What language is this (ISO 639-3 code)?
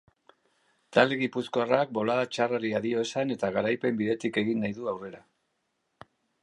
eus